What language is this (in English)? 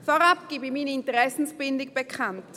Swiss German